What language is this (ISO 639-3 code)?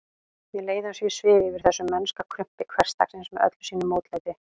isl